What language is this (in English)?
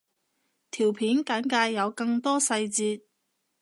Cantonese